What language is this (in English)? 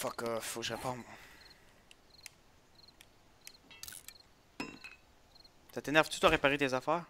French